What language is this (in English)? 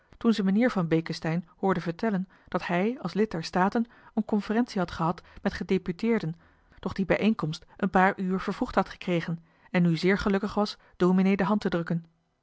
Dutch